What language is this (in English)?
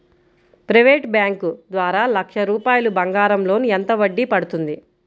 Telugu